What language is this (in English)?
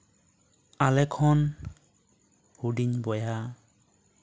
Santali